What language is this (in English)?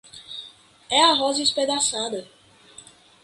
Portuguese